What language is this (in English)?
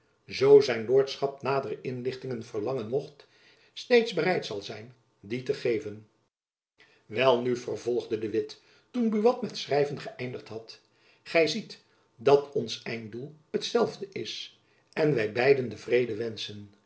Dutch